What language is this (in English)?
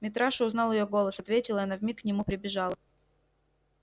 Russian